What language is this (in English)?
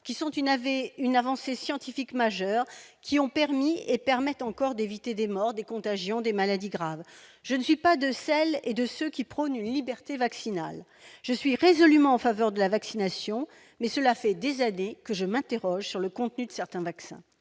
French